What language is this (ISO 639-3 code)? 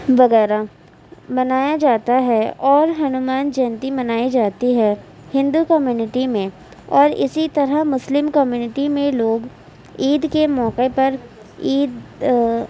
urd